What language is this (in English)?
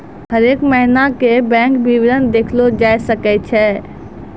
Maithili